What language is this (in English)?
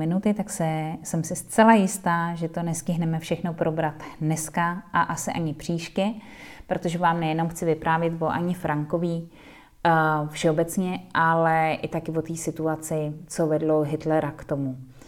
Czech